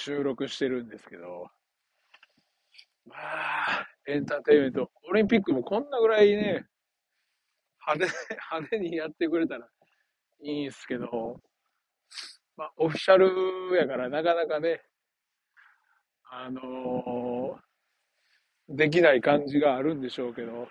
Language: Japanese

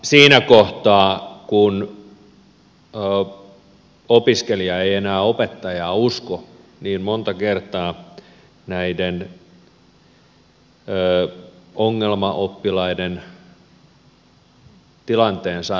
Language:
Finnish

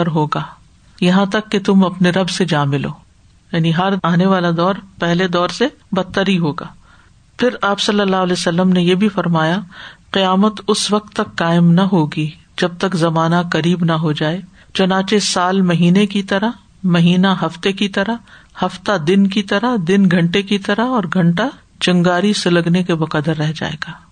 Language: Urdu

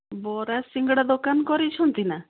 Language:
Odia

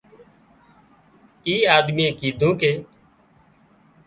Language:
Wadiyara Koli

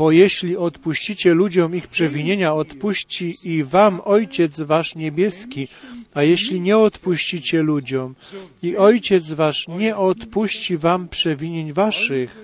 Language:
Polish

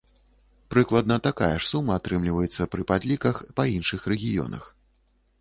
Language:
Belarusian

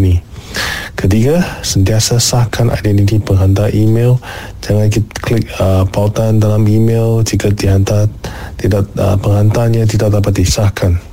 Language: Malay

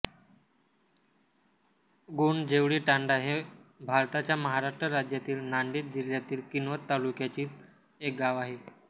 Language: Marathi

